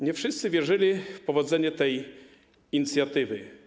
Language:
Polish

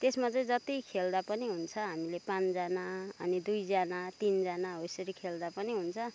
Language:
Nepali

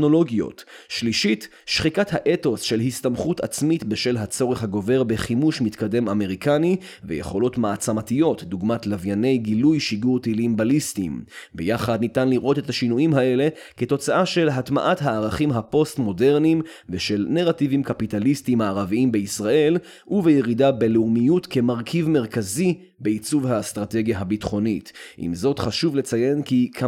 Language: Hebrew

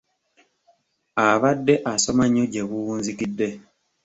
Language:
Ganda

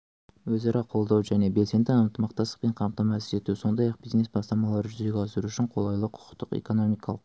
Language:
Kazakh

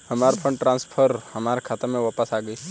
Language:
Bhojpuri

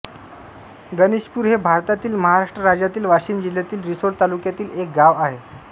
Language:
Marathi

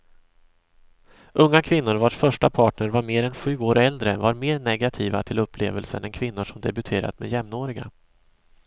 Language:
Swedish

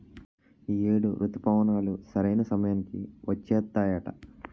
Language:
Telugu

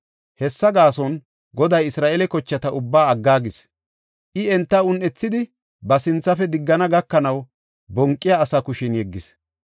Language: Gofa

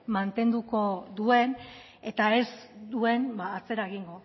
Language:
Basque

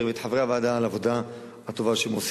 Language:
Hebrew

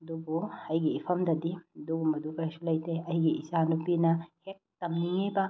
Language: Manipuri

